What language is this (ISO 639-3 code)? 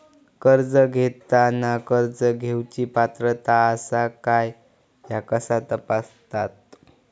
mar